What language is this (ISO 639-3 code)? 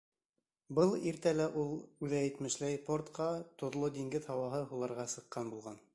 bak